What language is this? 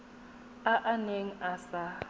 Tswana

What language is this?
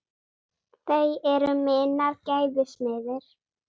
Icelandic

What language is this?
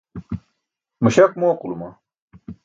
Burushaski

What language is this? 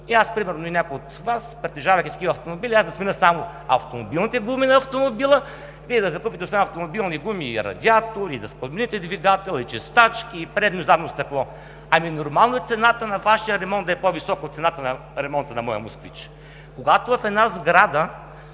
Bulgarian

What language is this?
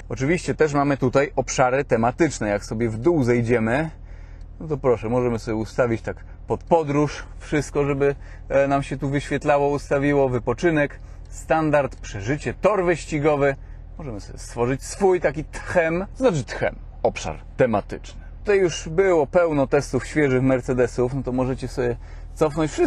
Polish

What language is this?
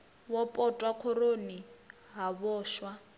Venda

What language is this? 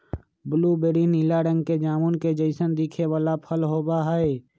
Magahi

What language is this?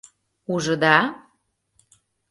Mari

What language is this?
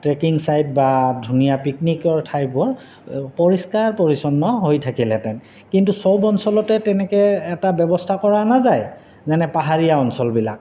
Assamese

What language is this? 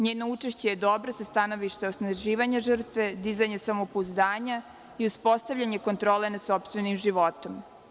Serbian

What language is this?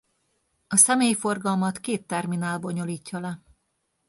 Hungarian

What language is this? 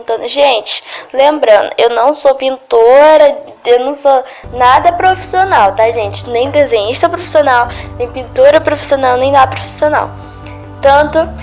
Portuguese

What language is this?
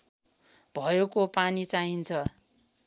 Nepali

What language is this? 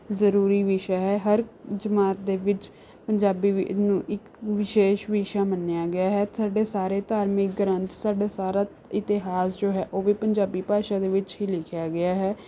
Punjabi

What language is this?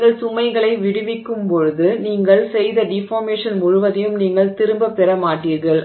Tamil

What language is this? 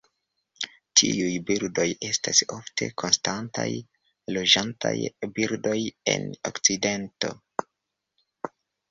Esperanto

